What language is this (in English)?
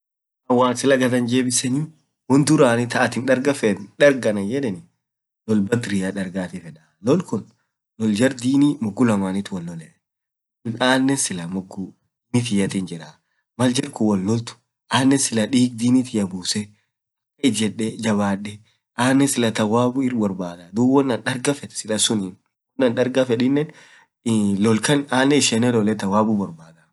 Orma